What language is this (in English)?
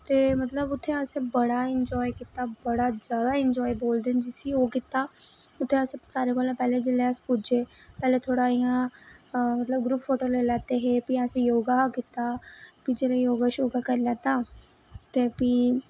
Dogri